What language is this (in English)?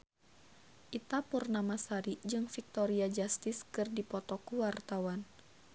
Sundanese